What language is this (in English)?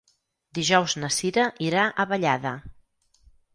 Catalan